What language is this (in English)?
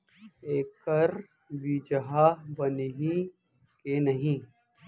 Chhattisgarhi